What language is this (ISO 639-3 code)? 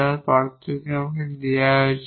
ben